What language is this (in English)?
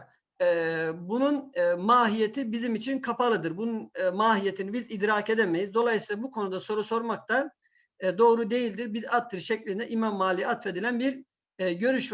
Turkish